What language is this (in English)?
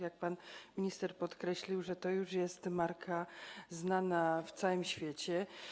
Polish